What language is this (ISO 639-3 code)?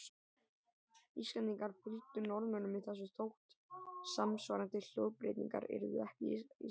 isl